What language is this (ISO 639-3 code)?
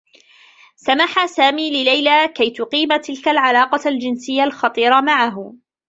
ara